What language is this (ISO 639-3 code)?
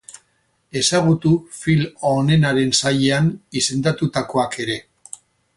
eus